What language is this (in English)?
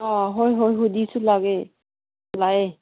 Manipuri